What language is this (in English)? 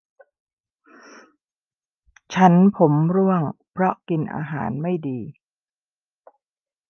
Thai